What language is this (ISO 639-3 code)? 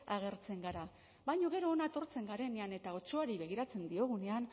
eus